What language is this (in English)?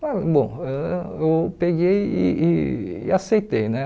Portuguese